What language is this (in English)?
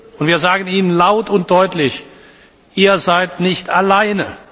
German